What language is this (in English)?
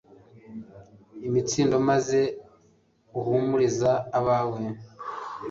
Kinyarwanda